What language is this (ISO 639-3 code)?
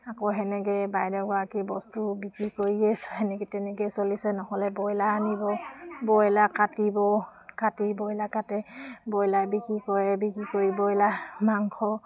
asm